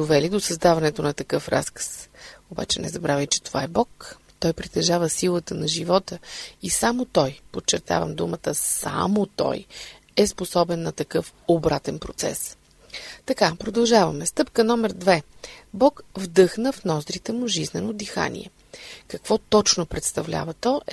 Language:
Bulgarian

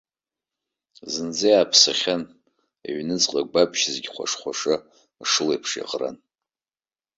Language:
Abkhazian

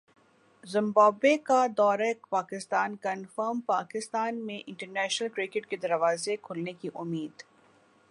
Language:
Urdu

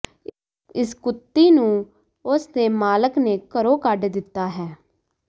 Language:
Punjabi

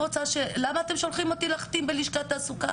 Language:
Hebrew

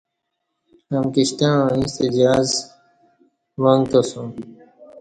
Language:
Kati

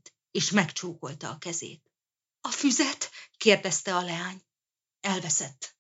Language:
Hungarian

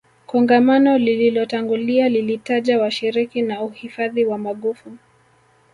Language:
Swahili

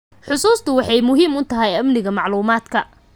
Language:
Somali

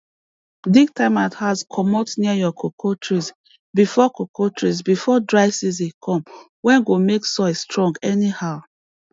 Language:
Nigerian Pidgin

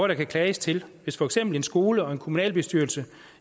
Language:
Danish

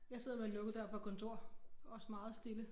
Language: Danish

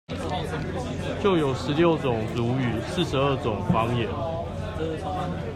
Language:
Chinese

